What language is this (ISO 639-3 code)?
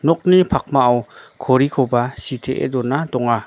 grt